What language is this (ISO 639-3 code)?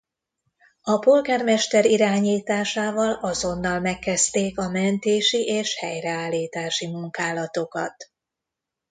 hun